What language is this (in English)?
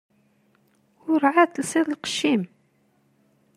Kabyle